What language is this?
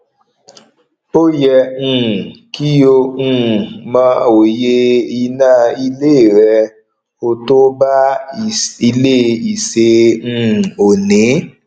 Yoruba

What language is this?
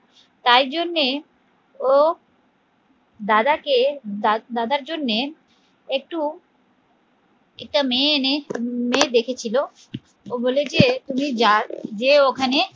Bangla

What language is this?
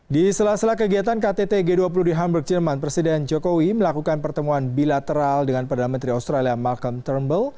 Indonesian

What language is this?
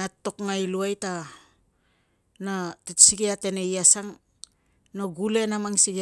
Tungag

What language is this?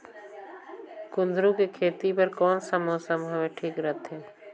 Chhattisgarhi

